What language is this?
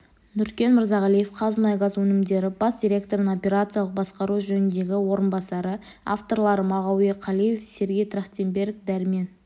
Kazakh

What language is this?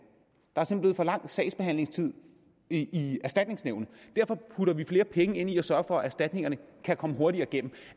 Danish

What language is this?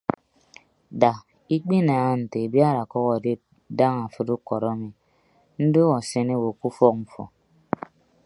Ibibio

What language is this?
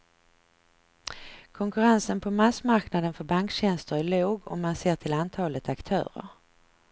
Swedish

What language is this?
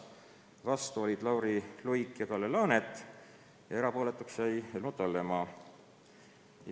Estonian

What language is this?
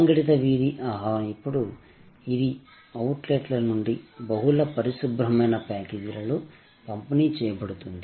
Telugu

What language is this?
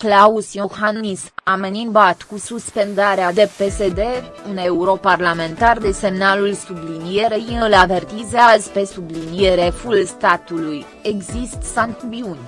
Romanian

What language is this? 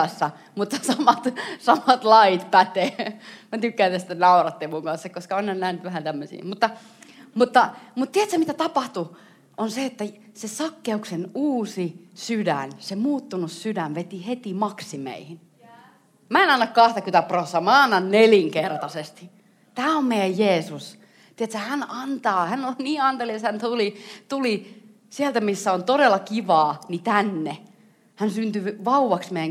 Finnish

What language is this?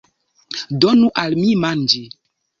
Esperanto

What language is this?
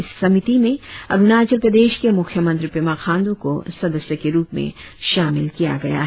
Hindi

